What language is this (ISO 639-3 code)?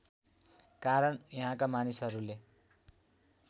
nep